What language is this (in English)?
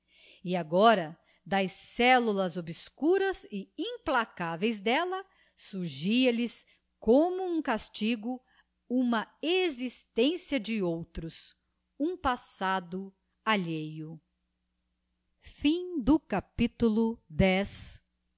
Portuguese